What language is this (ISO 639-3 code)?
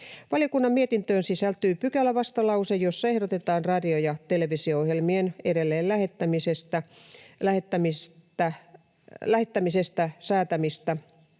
fin